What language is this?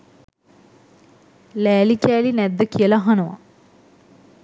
Sinhala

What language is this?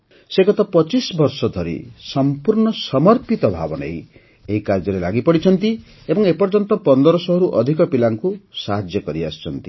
Odia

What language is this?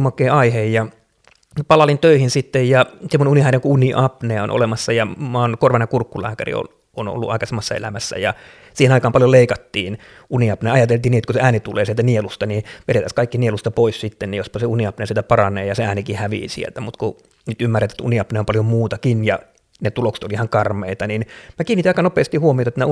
Finnish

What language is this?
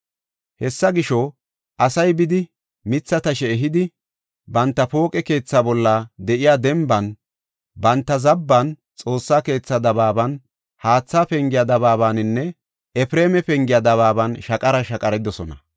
Gofa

